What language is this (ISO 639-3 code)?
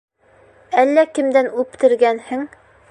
bak